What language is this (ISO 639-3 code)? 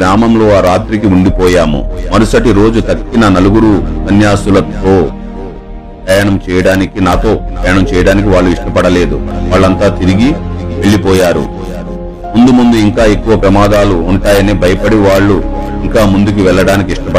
tel